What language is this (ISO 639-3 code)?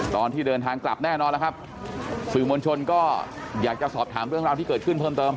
tha